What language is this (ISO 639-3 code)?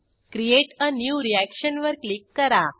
mar